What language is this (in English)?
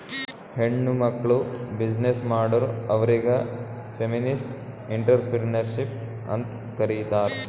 Kannada